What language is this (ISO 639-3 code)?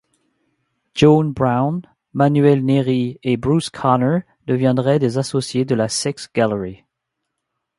fra